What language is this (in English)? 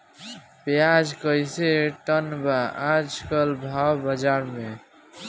Bhojpuri